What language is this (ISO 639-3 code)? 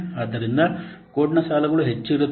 kan